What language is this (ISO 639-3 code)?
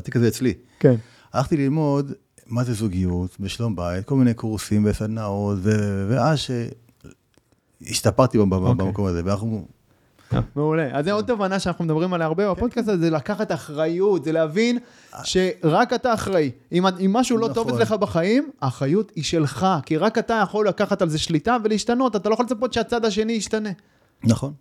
heb